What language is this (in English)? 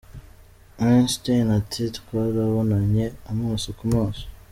Kinyarwanda